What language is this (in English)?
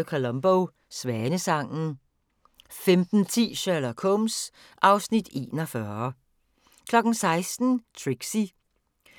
Danish